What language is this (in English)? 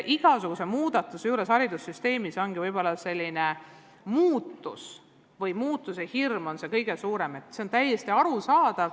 Estonian